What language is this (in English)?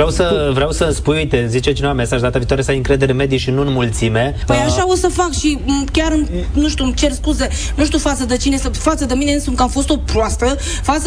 Romanian